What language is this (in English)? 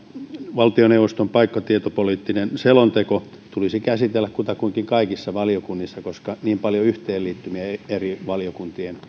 Finnish